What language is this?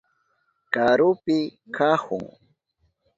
Southern Pastaza Quechua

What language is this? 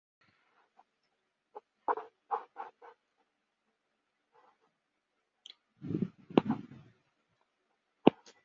Chinese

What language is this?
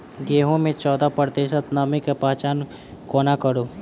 Maithili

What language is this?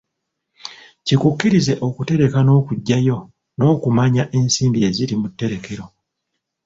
Ganda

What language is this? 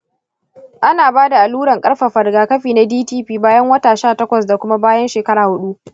Hausa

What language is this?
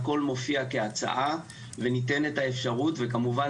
Hebrew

